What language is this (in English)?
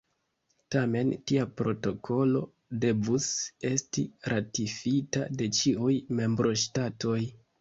Esperanto